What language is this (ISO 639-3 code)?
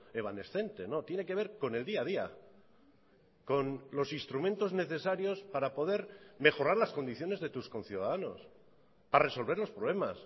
spa